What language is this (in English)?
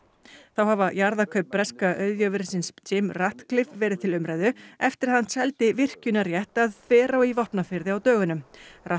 Icelandic